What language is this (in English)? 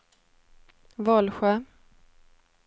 Swedish